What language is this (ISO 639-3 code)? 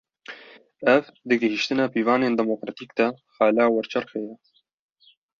kur